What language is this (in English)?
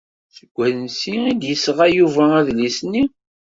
Kabyle